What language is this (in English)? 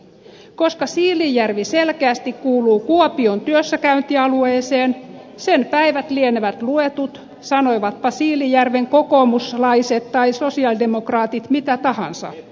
Finnish